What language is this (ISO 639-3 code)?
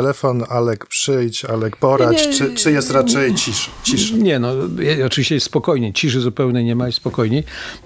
pol